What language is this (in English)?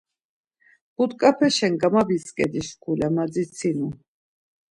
Laz